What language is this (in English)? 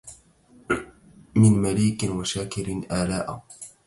Arabic